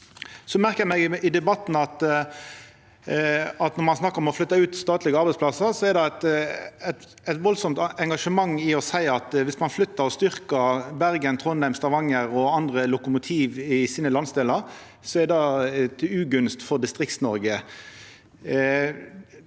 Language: Norwegian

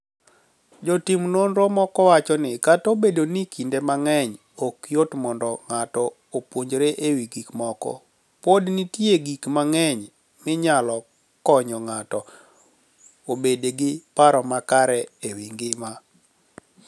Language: Luo (Kenya and Tanzania)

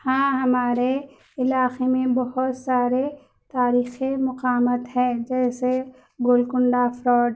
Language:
Urdu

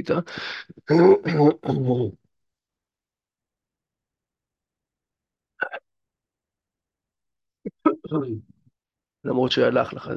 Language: Hebrew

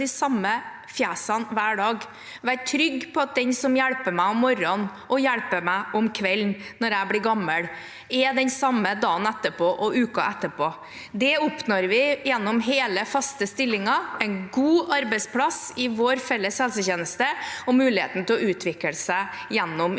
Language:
Norwegian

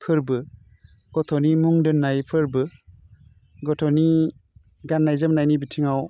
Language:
Bodo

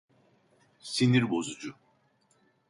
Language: Turkish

